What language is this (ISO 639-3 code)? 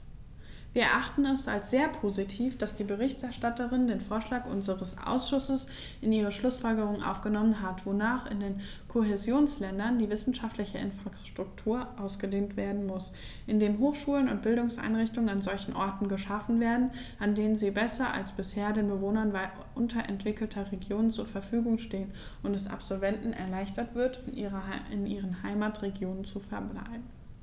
deu